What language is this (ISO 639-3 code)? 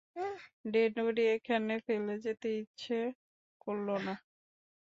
ben